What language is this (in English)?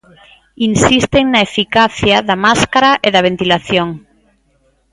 Galician